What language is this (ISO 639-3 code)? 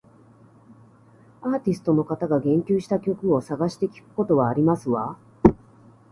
jpn